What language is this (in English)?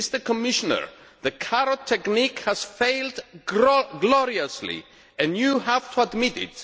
English